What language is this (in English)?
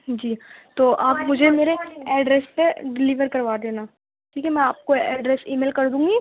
Urdu